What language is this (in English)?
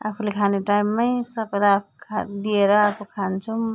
Nepali